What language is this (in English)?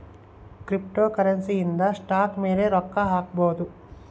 Kannada